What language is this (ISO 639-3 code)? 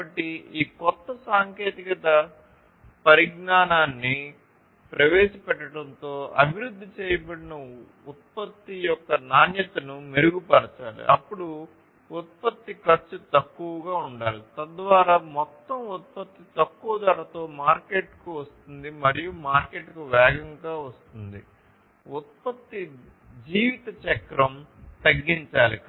tel